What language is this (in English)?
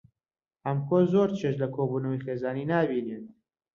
Central Kurdish